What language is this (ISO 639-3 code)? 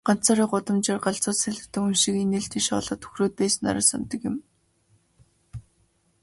mon